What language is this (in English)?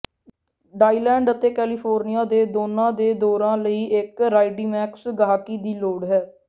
Punjabi